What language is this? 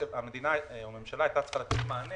Hebrew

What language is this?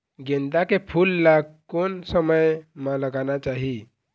Chhattisgarhi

